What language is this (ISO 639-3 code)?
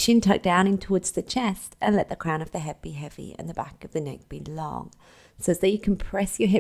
eng